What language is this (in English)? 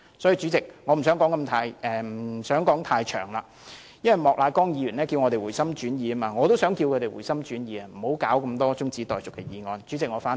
Cantonese